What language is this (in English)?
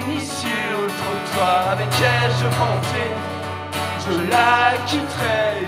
French